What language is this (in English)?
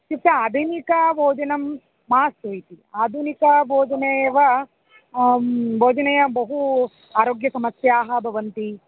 Sanskrit